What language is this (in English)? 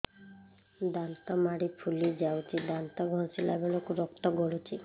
Odia